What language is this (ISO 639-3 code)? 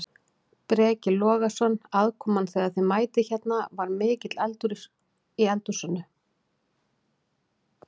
isl